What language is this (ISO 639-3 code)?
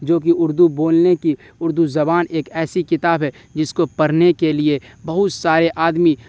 urd